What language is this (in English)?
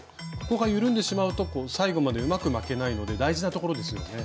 Japanese